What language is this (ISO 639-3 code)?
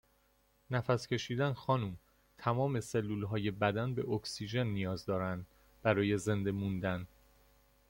fas